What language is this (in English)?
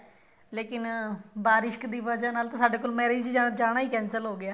Punjabi